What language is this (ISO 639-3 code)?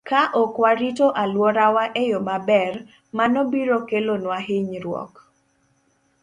luo